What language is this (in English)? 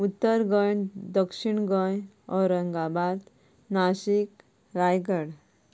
Konkani